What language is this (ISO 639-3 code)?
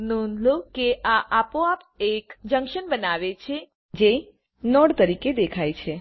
guj